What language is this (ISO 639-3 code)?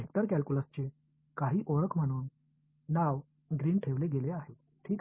mar